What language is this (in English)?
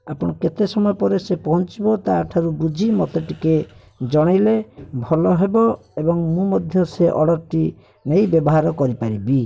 Odia